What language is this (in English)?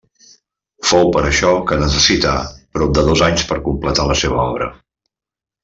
Catalan